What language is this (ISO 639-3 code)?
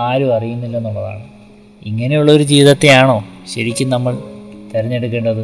mal